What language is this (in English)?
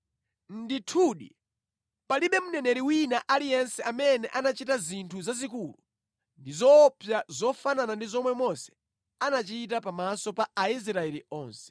Nyanja